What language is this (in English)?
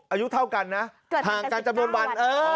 Thai